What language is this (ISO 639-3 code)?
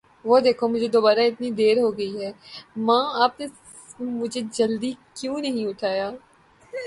urd